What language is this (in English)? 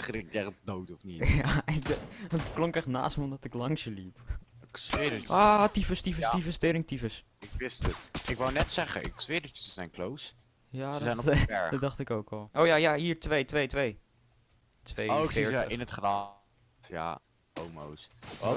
Dutch